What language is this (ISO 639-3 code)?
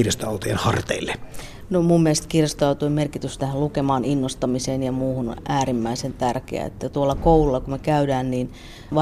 fin